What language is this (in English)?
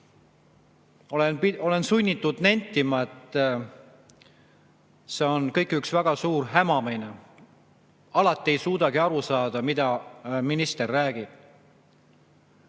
Estonian